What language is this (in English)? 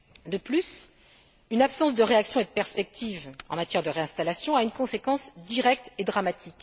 French